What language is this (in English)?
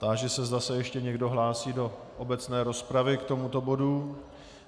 Czech